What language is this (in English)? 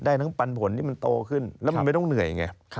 Thai